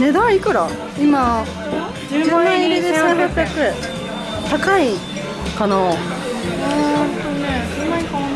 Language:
Japanese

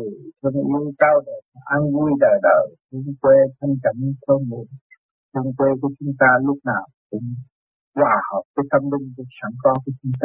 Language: Vietnamese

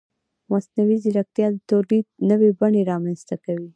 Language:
Pashto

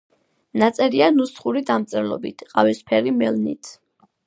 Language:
Georgian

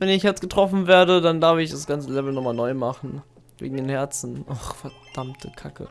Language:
German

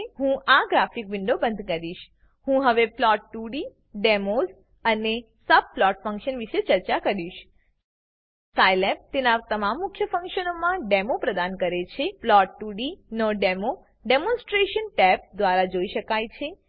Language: Gujarati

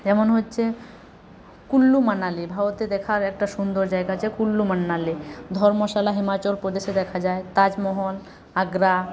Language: Bangla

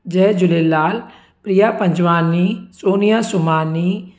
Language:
Sindhi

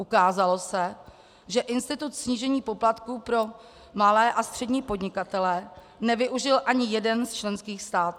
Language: Czech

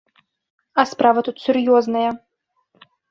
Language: Belarusian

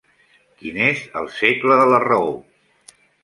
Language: Catalan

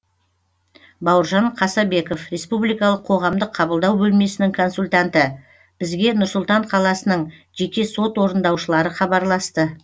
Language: Kazakh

